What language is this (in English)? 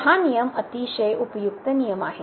Marathi